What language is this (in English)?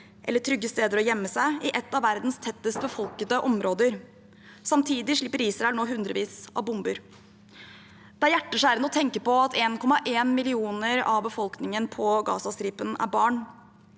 Norwegian